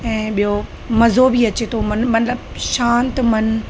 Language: Sindhi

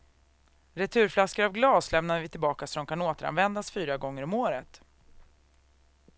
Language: Swedish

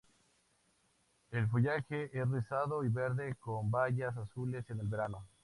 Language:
Spanish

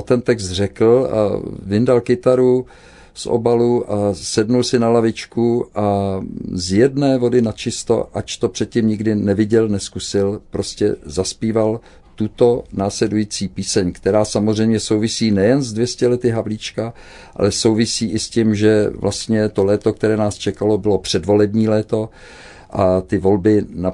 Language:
Czech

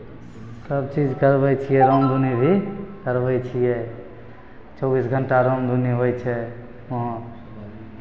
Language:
Maithili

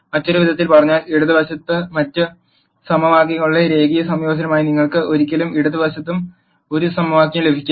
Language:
Malayalam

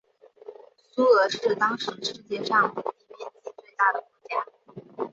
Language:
Chinese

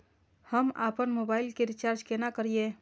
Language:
Maithili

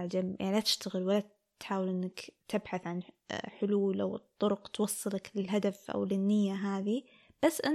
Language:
Arabic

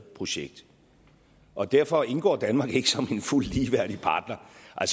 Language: Danish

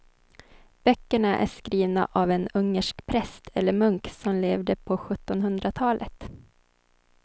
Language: Swedish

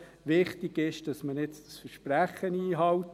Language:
Swiss German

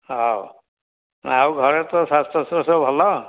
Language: Odia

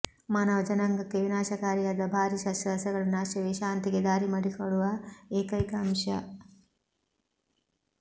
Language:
Kannada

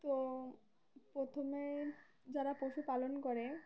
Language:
Bangla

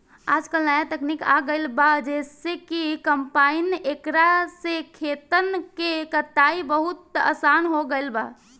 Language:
Bhojpuri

